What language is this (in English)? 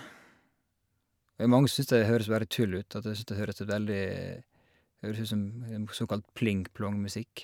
Norwegian